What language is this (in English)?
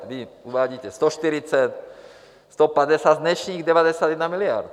Czech